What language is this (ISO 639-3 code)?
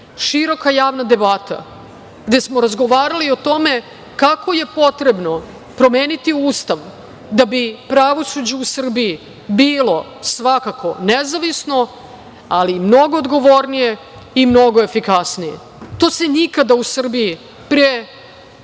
srp